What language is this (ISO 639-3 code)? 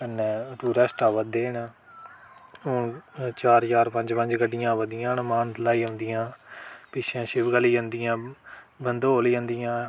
doi